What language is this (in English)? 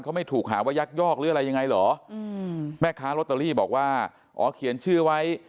Thai